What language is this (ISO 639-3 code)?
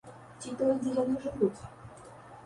bel